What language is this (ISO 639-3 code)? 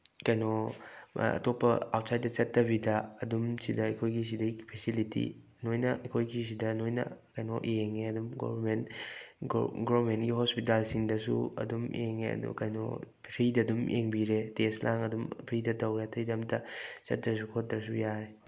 mni